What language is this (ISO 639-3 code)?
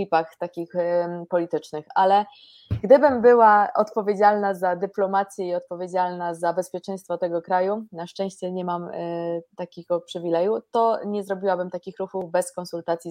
pol